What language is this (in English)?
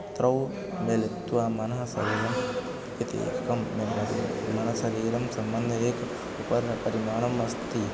Sanskrit